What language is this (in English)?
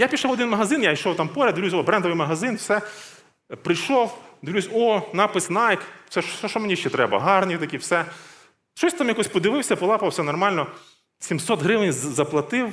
Ukrainian